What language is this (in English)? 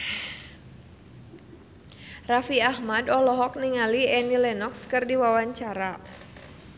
Sundanese